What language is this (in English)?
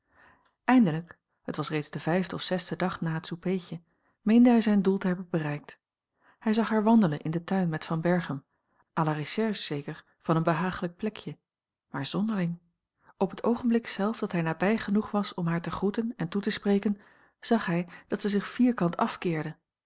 Dutch